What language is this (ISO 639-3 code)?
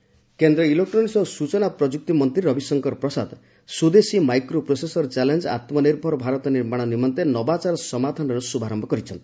ori